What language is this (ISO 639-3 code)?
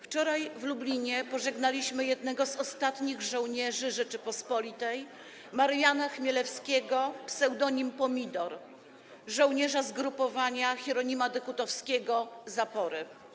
pol